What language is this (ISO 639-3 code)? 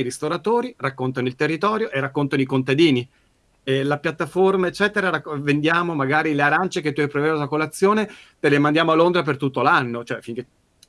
ita